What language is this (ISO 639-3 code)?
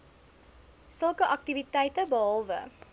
afr